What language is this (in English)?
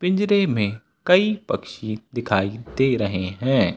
Hindi